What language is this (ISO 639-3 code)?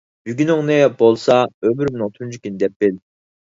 uig